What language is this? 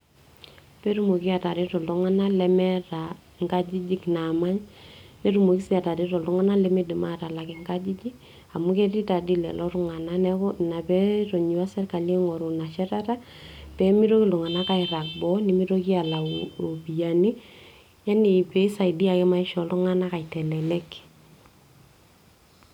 Masai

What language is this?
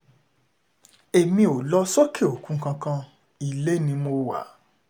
Yoruba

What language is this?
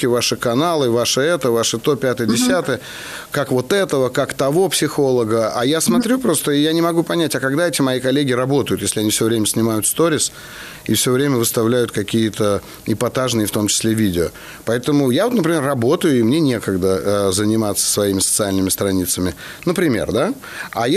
Russian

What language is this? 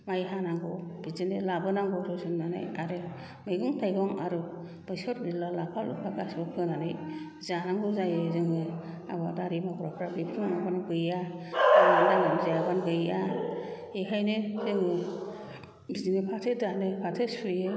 Bodo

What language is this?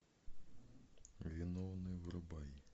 Russian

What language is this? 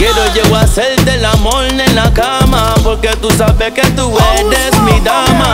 Romanian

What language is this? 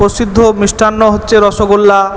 Bangla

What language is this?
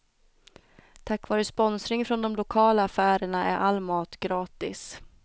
Swedish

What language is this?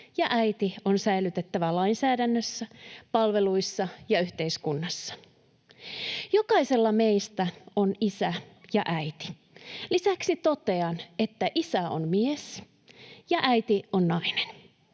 Finnish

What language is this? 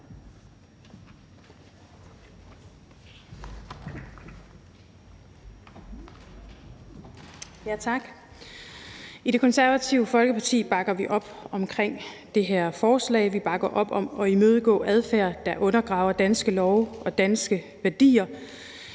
Danish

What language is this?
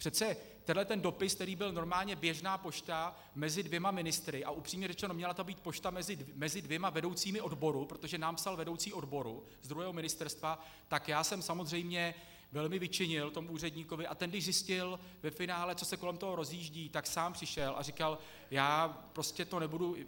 Czech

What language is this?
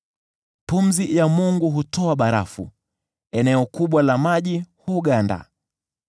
Swahili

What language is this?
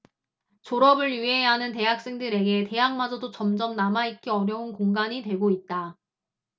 Korean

